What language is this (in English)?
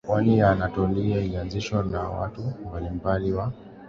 Swahili